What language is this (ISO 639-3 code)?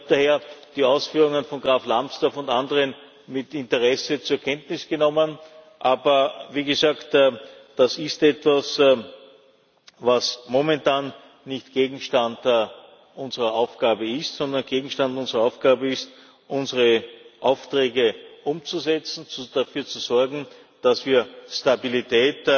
deu